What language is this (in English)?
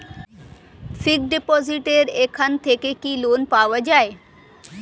Bangla